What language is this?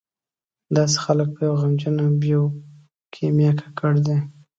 Pashto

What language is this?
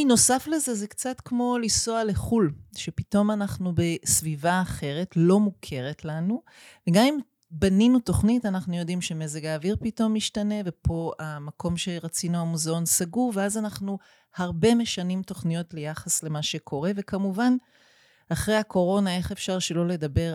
Hebrew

